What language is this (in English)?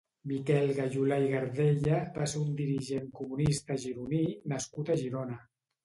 Catalan